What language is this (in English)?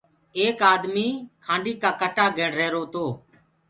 Gurgula